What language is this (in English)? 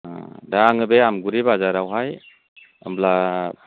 Bodo